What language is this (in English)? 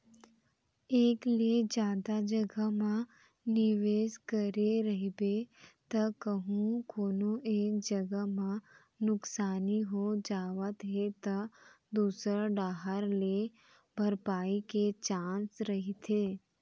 Chhattisgarhi